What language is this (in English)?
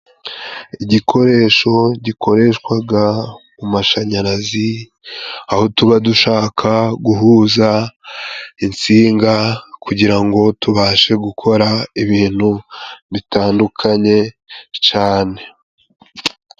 Kinyarwanda